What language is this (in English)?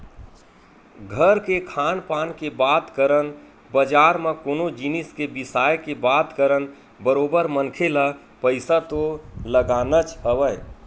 Chhattisgarhi